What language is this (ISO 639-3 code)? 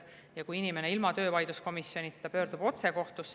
est